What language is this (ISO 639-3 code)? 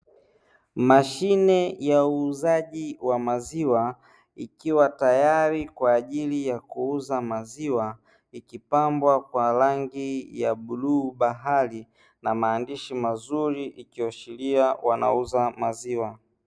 swa